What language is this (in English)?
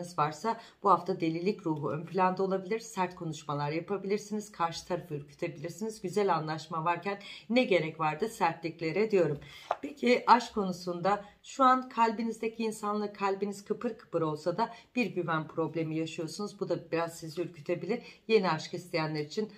Turkish